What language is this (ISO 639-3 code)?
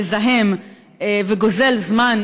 heb